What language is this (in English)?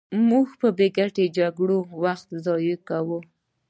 Pashto